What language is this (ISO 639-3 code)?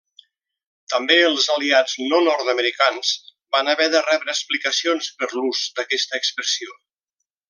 cat